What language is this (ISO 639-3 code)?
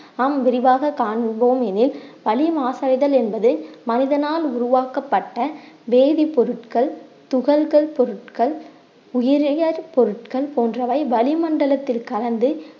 tam